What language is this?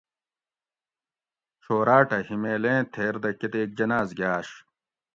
Gawri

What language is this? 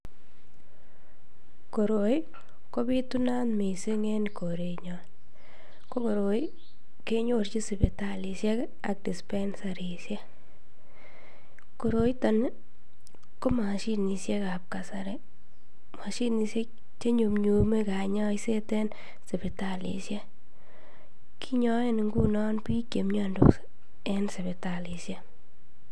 Kalenjin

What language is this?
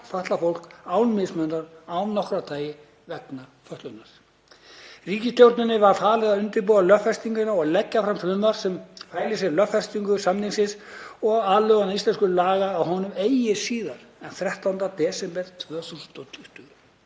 Icelandic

